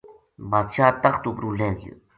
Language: Gujari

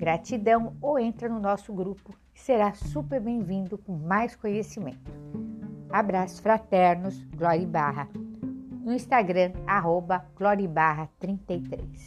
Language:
Portuguese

